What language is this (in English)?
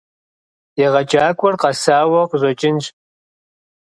Kabardian